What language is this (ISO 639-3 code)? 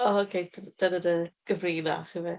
cym